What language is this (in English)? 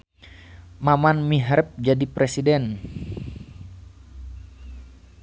Sundanese